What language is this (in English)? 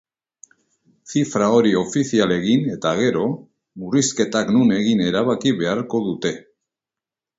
Basque